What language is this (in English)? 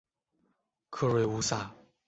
Chinese